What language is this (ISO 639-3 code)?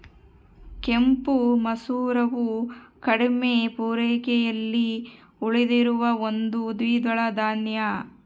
kan